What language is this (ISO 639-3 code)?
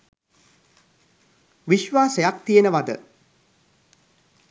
sin